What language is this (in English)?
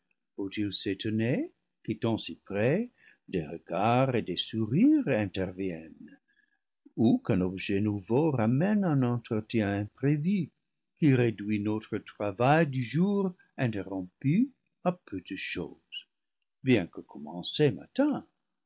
French